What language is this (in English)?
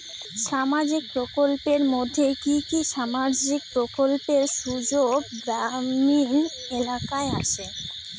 Bangla